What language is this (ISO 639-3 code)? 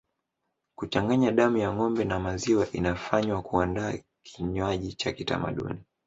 swa